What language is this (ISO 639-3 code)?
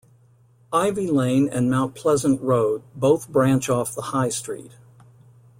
eng